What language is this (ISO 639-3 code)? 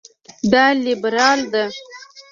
pus